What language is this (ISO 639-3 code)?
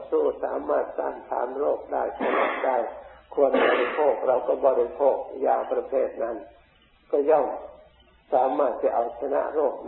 tha